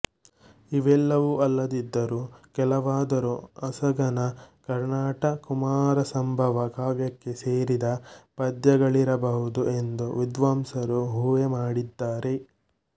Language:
Kannada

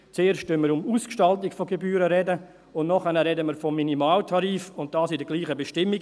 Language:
Swiss German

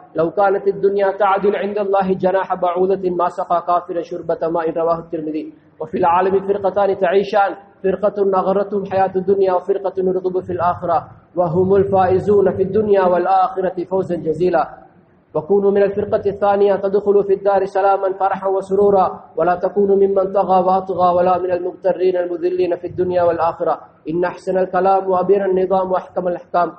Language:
Hindi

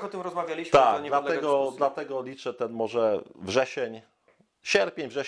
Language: Polish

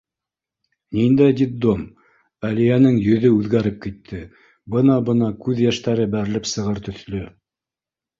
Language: Bashkir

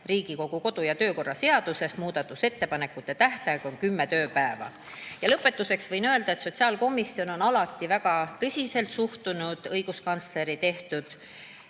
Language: Estonian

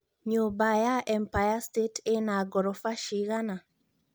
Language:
Kikuyu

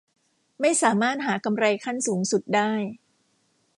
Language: Thai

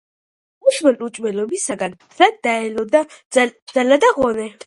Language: Georgian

